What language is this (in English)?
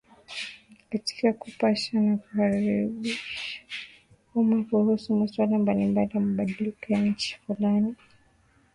Swahili